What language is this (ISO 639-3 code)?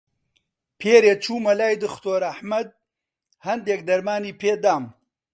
ckb